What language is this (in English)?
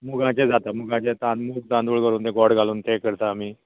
Konkani